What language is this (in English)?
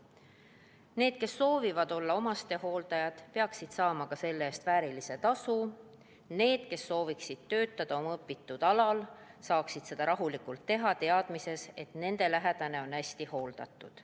Estonian